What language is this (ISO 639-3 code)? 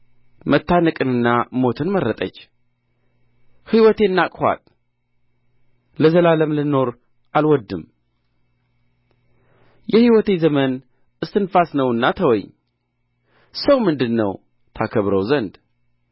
amh